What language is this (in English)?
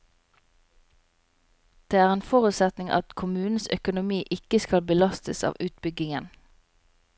Norwegian